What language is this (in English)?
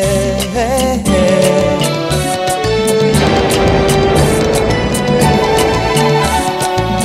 Spanish